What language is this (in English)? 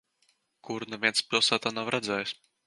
Latvian